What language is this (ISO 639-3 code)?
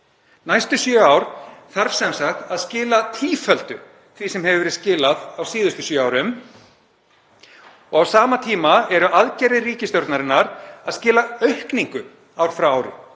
isl